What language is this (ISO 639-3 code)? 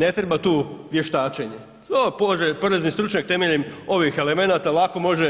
hrv